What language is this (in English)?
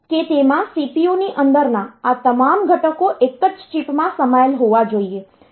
Gujarati